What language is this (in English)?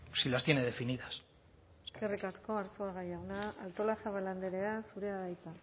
Basque